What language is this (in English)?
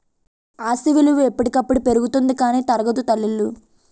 Telugu